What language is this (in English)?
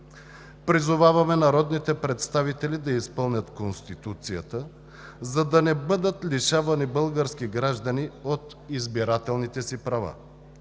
Bulgarian